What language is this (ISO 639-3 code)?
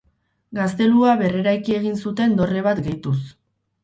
eus